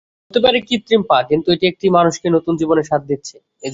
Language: Bangla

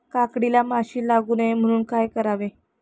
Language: Marathi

